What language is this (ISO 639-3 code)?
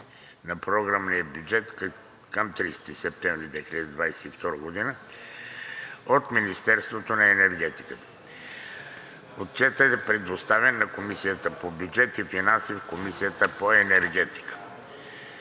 bul